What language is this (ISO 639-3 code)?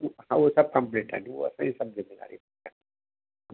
snd